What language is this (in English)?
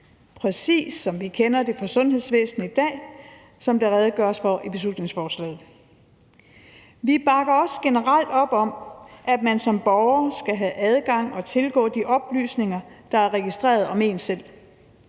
Danish